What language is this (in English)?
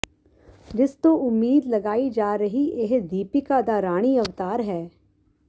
Punjabi